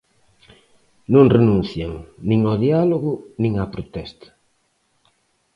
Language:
Galician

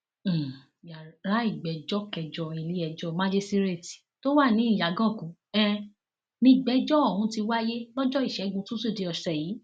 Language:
Yoruba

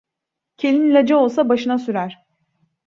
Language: Turkish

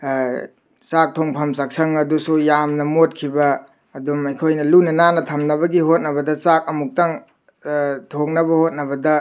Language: Manipuri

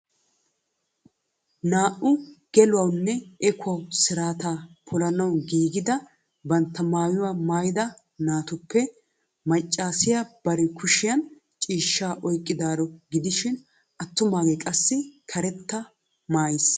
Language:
Wolaytta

